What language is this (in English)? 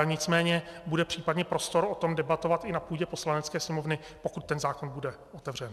Czech